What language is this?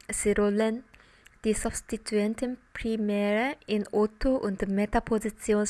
German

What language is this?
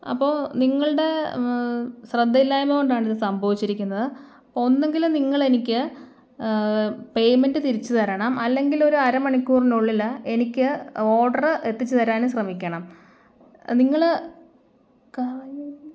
Malayalam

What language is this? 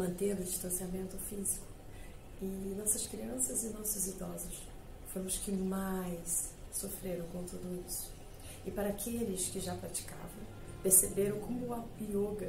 Portuguese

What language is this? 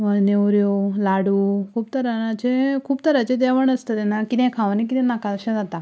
Konkani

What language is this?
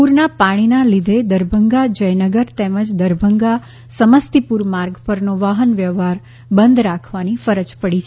Gujarati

